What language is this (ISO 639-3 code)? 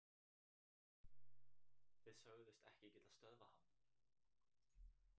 isl